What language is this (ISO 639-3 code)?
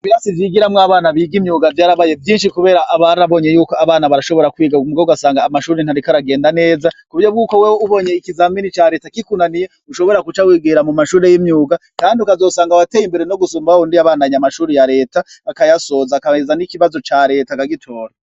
run